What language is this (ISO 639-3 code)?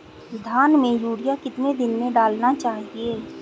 hin